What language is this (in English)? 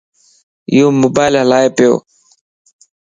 Lasi